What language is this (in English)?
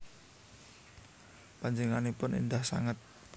Javanese